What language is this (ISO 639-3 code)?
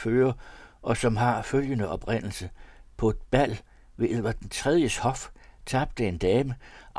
dan